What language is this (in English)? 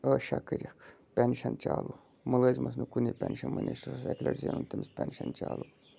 Kashmiri